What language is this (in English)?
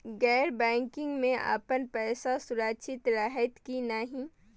Maithili